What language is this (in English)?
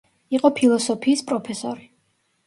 Georgian